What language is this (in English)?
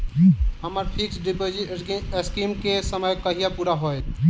Maithili